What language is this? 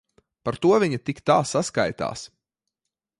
Latvian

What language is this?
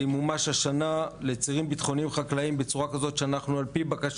Hebrew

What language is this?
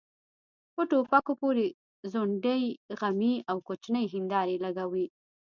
Pashto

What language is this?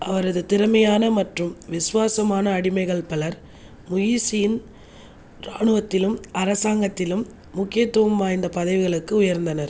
Tamil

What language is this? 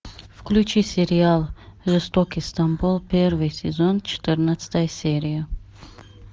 Russian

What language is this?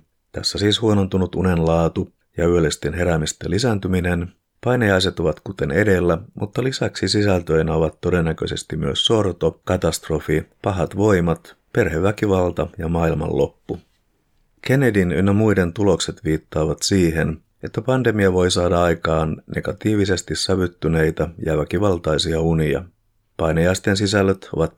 Finnish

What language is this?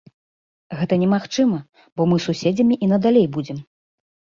Belarusian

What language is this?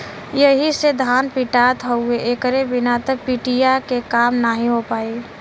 Bhojpuri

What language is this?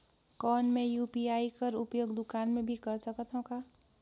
Chhattisgarhi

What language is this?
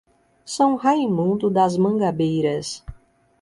Portuguese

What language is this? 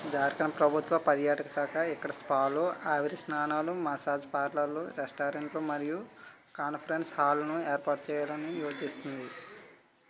Telugu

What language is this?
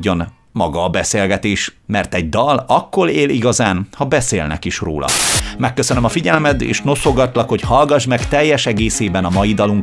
Hungarian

